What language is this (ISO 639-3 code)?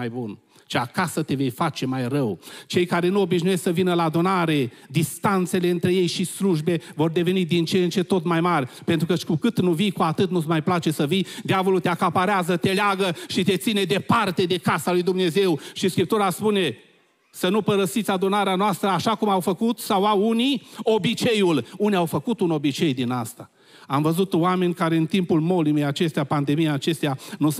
ron